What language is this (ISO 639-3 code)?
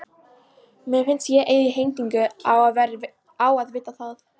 isl